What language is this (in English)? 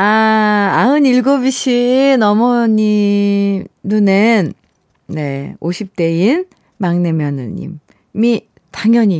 Korean